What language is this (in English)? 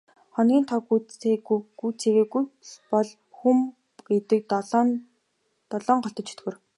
Mongolian